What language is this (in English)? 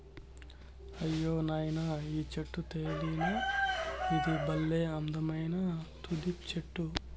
Telugu